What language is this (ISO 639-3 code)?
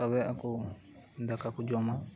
sat